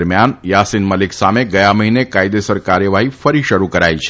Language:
Gujarati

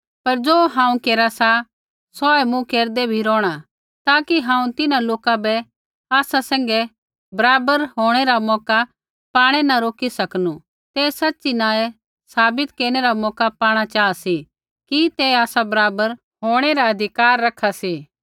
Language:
Kullu Pahari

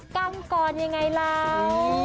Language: Thai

